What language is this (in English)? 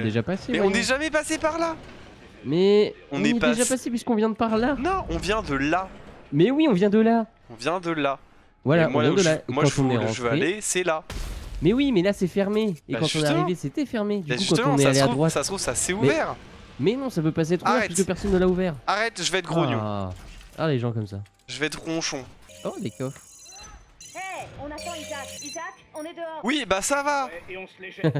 French